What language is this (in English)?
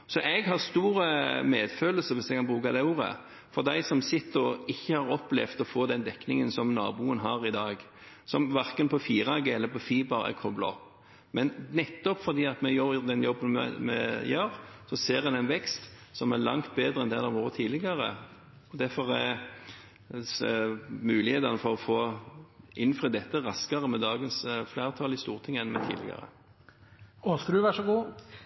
Norwegian Bokmål